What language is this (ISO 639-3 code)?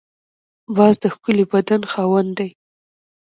pus